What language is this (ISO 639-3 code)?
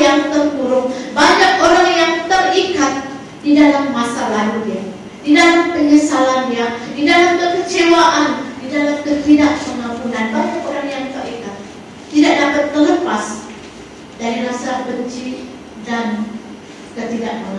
msa